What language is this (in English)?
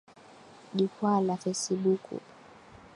Swahili